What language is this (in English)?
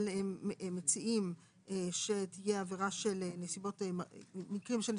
Hebrew